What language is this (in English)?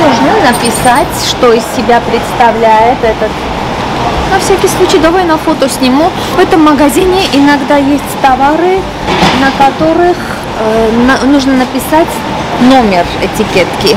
Russian